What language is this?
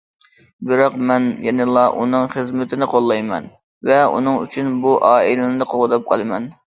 Uyghur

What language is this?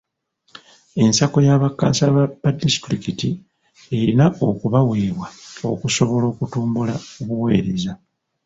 Ganda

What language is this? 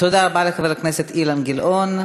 Hebrew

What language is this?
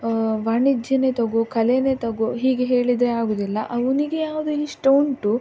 Kannada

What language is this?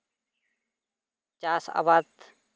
Santali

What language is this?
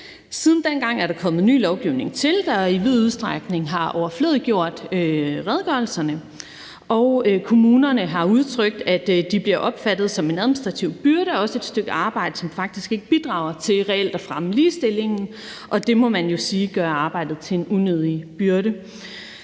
Danish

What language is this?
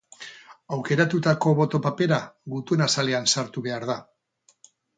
Basque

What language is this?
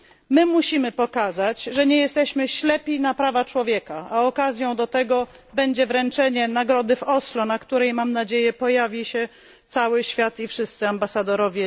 Polish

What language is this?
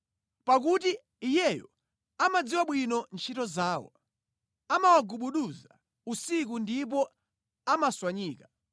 Nyanja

